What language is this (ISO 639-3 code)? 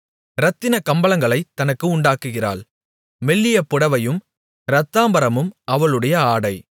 tam